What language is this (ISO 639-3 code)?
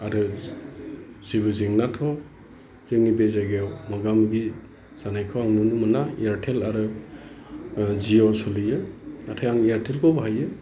brx